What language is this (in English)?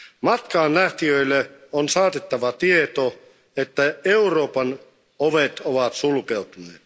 Finnish